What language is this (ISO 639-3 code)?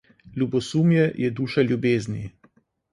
slv